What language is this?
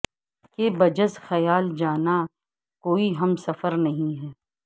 Urdu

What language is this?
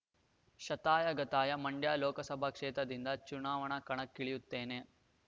Kannada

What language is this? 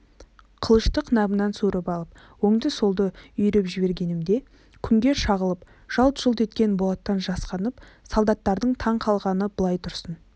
Kazakh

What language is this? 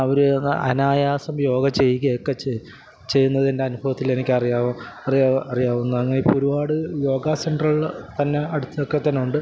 Malayalam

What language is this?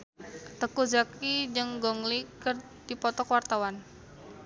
Sundanese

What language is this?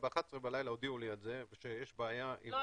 Hebrew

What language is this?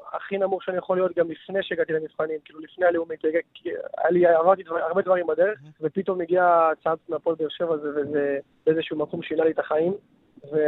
Hebrew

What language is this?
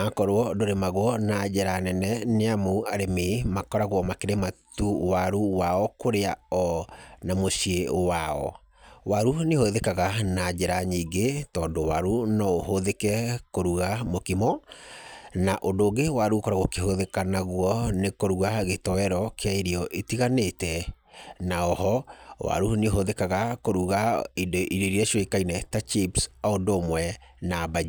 Kikuyu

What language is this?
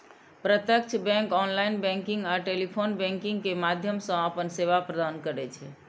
Maithili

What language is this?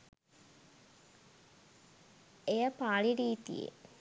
Sinhala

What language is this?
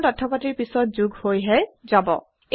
Assamese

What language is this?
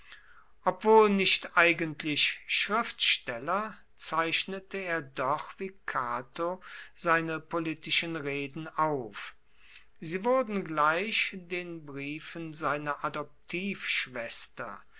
German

